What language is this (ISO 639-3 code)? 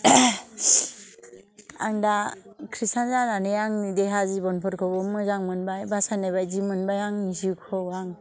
brx